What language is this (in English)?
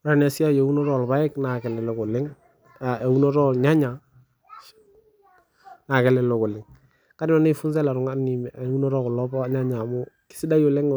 Masai